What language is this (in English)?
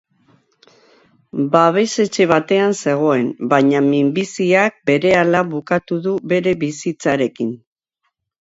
Basque